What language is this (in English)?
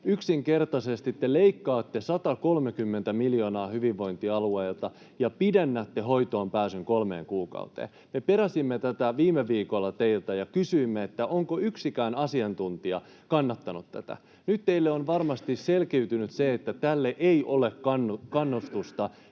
Finnish